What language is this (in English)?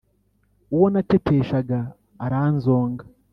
Kinyarwanda